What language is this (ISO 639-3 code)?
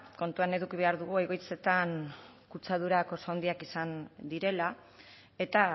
eus